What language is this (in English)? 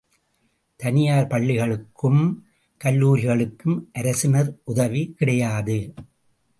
Tamil